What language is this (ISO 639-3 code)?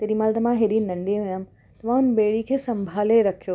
snd